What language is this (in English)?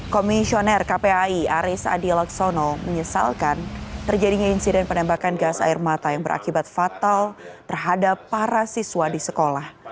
Indonesian